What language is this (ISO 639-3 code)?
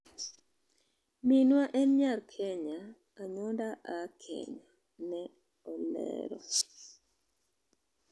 luo